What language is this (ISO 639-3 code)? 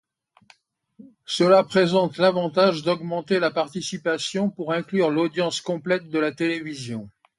fra